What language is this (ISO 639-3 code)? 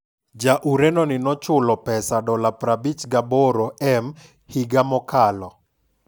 luo